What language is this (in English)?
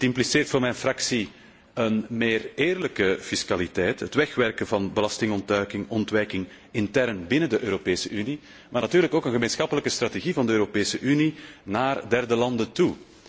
Dutch